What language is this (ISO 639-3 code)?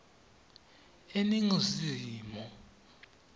ssw